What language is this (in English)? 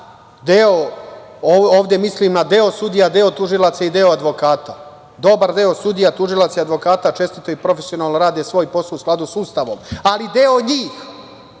Serbian